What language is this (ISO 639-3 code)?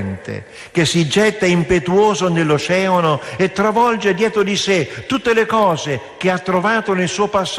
ita